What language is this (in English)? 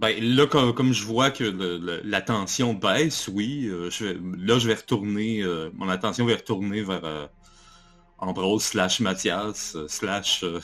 French